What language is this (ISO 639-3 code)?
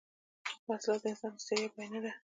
pus